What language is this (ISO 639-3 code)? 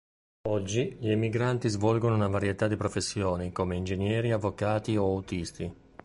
ita